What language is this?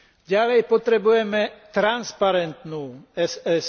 Slovak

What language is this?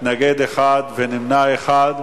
Hebrew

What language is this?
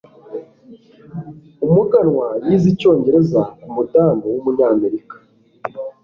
Kinyarwanda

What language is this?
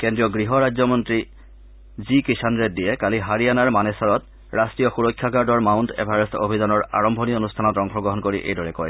Assamese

